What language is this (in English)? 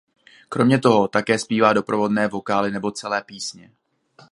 Czech